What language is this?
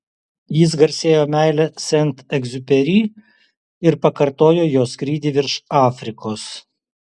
Lithuanian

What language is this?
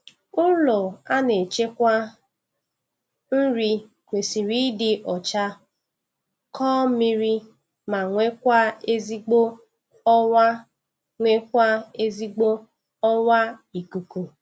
Igbo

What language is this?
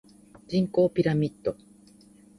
Japanese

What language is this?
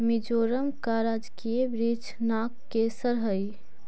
Magahi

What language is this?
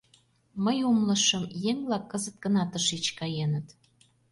Mari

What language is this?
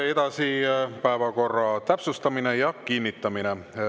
Estonian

